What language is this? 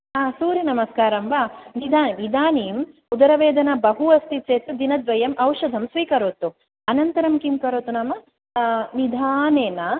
Sanskrit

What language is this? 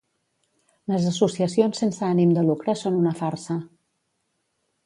Catalan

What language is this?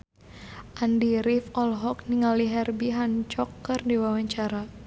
Sundanese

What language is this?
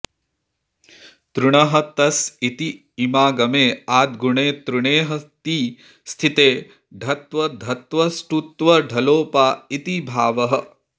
Sanskrit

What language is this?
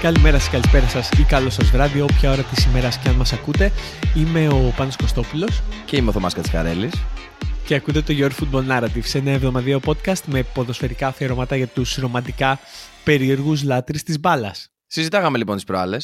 Greek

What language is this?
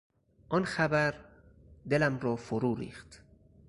Persian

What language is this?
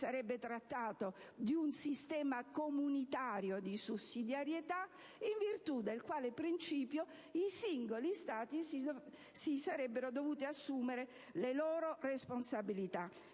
Italian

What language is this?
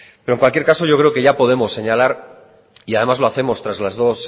Spanish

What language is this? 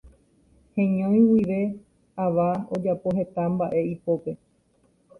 Guarani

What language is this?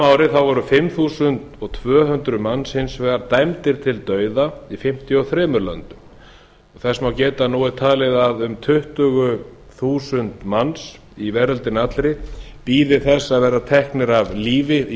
Icelandic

